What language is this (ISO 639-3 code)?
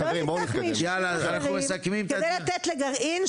heb